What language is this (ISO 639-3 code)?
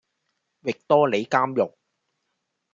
yue